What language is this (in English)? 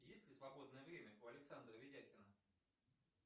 Russian